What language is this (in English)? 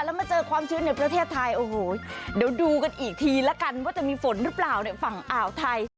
Thai